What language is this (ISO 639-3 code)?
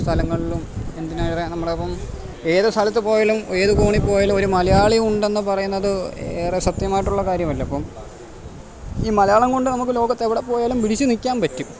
mal